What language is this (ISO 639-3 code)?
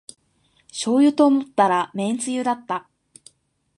jpn